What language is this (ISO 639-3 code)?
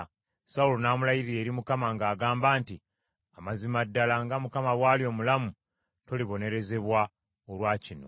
lug